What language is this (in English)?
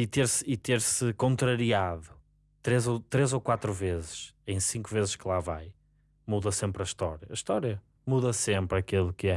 Portuguese